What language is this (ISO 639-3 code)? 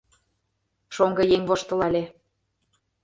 chm